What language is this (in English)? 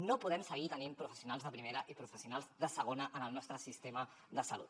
Catalan